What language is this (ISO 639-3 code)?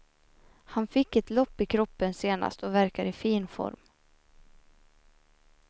swe